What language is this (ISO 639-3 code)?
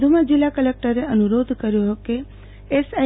guj